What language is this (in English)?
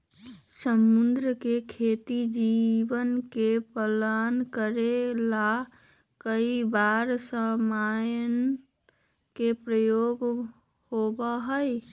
Magahi